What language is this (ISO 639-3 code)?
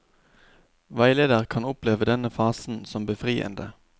nor